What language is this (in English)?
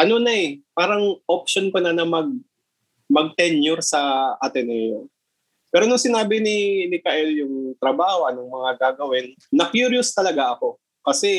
Filipino